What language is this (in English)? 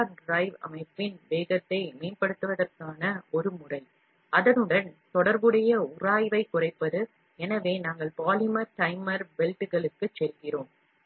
Tamil